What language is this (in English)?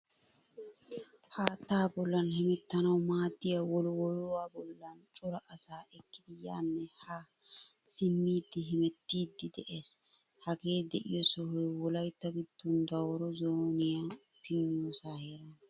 Wolaytta